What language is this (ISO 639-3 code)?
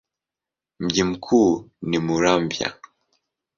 swa